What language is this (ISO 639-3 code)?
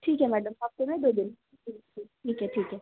hin